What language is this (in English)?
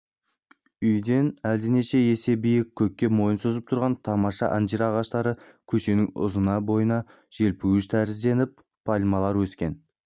Kazakh